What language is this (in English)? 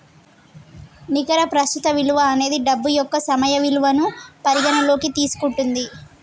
Telugu